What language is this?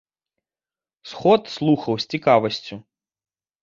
Belarusian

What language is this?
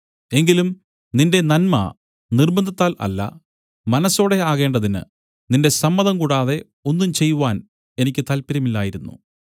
Malayalam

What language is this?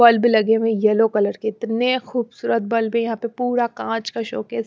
Hindi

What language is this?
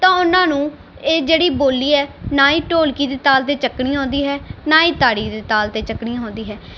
Punjabi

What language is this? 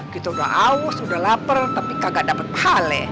Indonesian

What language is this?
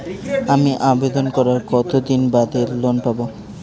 Bangla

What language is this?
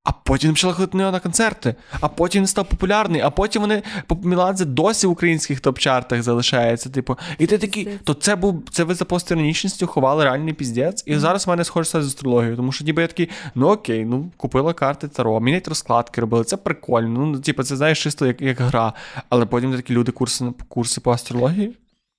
Ukrainian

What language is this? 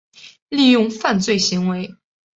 Chinese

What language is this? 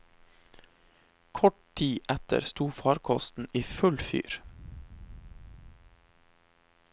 Norwegian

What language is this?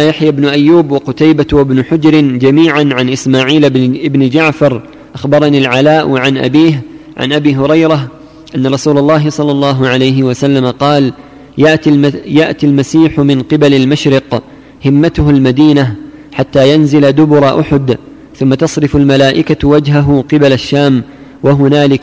Arabic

